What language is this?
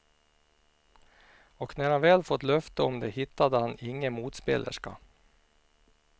Swedish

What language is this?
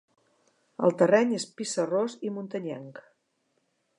Catalan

